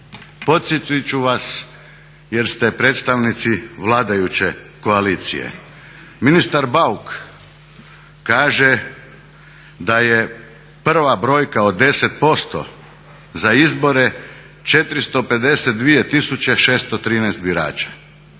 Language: Croatian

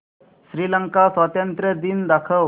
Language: Marathi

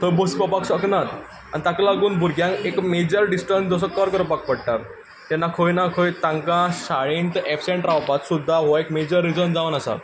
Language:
Konkani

